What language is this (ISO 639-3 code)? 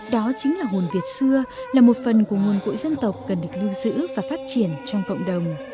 vie